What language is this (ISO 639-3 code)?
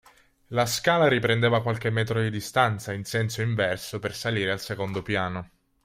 ita